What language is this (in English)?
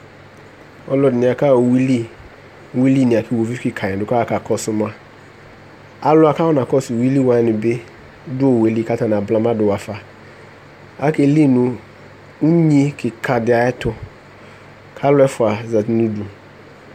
Ikposo